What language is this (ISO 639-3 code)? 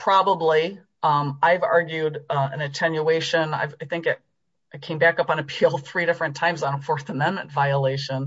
eng